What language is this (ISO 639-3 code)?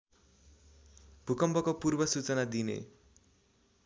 nep